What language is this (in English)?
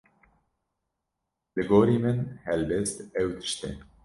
Kurdish